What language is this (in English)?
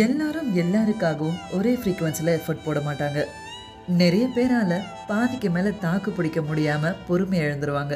Tamil